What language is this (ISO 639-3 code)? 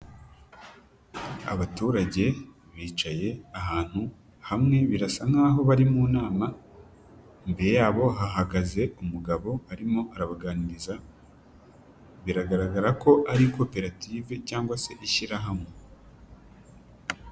kin